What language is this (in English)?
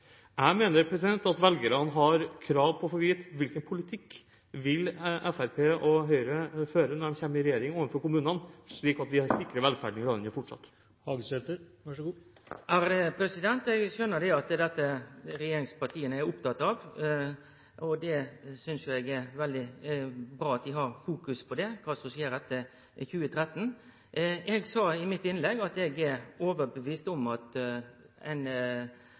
Norwegian